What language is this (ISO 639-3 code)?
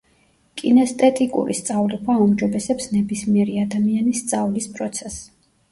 kat